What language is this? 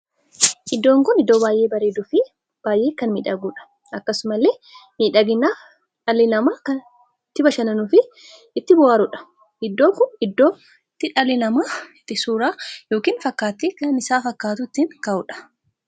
Oromo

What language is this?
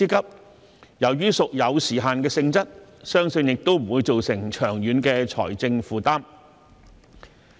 Cantonese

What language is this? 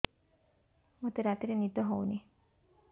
Odia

